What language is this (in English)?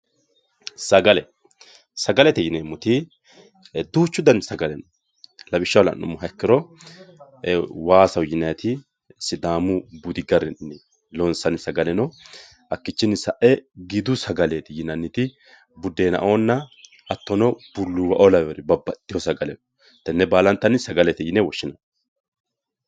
Sidamo